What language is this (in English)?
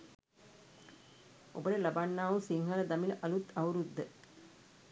Sinhala